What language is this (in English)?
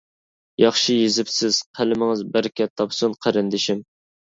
Uyghur